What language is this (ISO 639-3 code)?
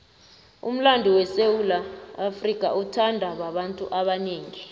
nbl